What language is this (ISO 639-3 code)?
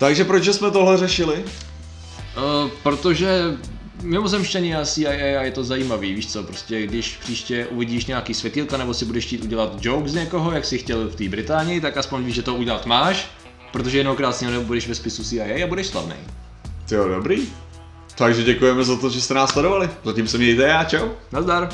ces